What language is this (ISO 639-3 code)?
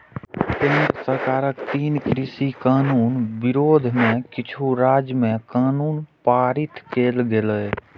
mai